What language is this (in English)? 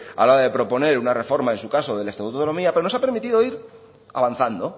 Spanish